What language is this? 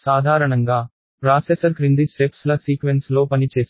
Telugu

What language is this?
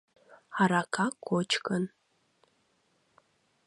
Mari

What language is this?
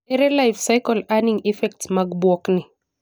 Luo (Kenya and Tanzania)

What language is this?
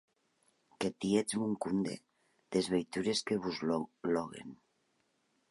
Occitan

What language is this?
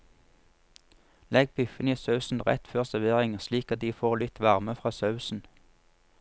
Norwegian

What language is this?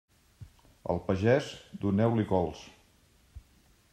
Catalan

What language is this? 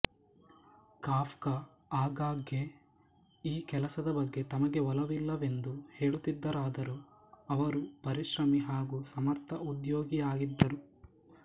Kannada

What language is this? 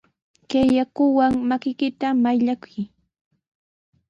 Sihuas Ancash Quechua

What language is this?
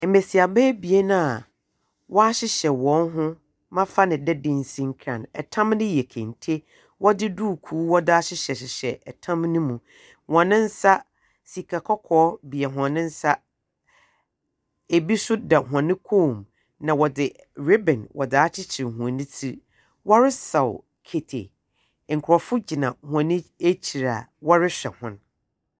Akan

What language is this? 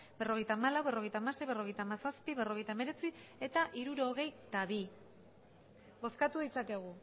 Basque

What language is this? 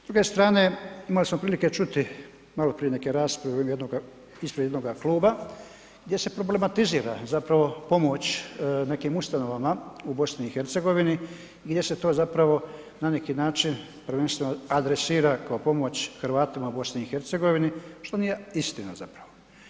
Croatian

